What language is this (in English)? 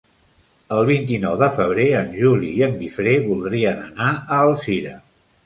Catalan